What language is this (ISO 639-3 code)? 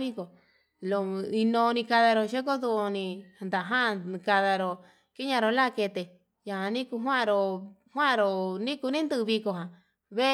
mab